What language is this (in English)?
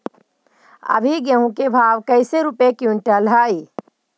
Magahi